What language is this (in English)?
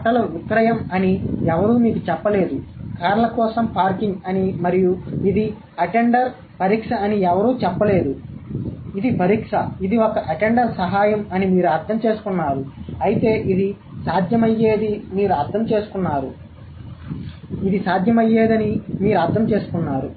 Telugu